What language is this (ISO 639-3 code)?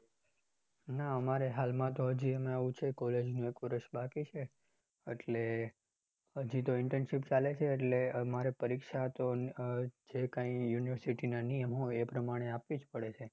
guj